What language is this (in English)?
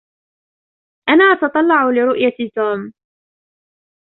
Arabic